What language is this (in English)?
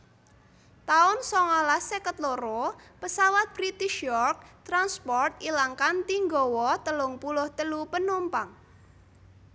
Javanese